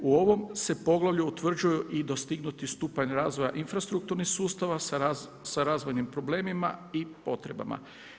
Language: Croatian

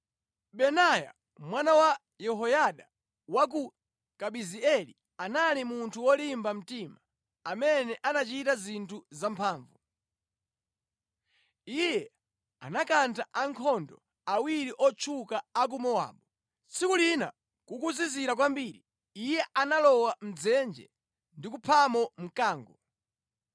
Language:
Nyanja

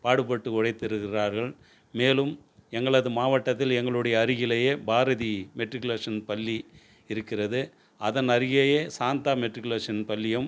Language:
Tamil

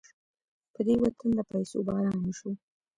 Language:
Pashto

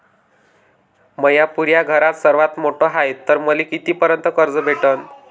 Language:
Marathi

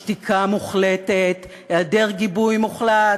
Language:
Hebrew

